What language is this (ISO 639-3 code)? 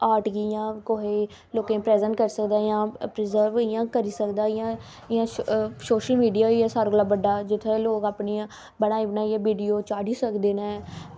doi